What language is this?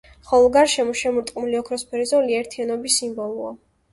Georgian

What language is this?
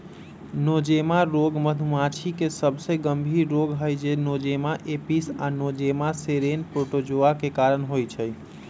Magahi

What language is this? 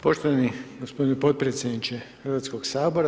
Croatian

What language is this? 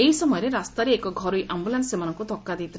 Odia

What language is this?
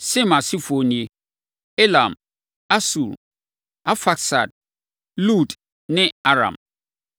Akan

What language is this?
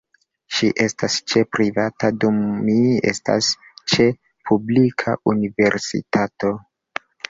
Esperanto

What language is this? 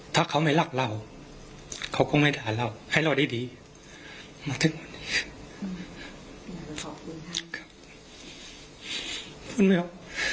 Thai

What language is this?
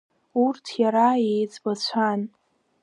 Abkhazian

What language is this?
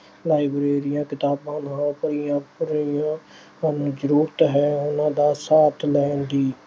Punjabi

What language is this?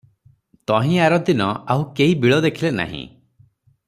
Odia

